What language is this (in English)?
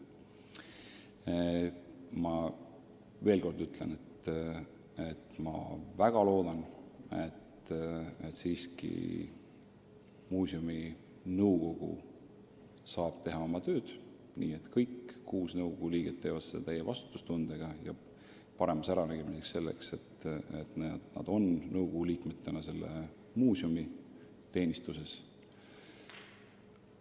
Estonian